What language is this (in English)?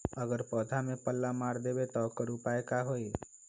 Magahi